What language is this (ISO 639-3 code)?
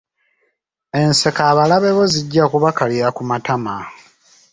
lug